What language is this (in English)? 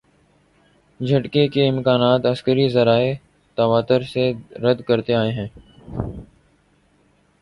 Urdu